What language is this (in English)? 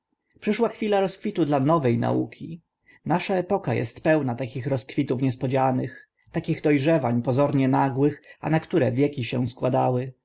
Polish